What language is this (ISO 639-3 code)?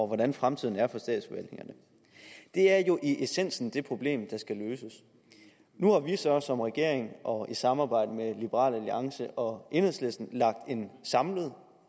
dan